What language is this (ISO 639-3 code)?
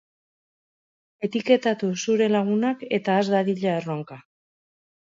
eus